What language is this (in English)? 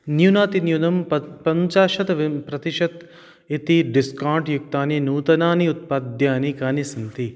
Sanskrit